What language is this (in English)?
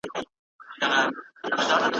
Pashto